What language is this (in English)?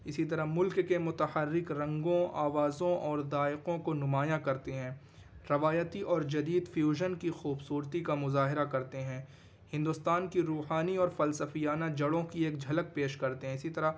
Urdu